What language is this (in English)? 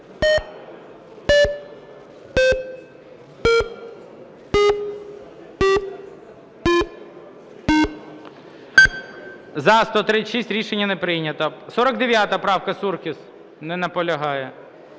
Ukrainian